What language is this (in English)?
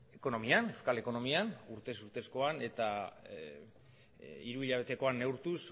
Basque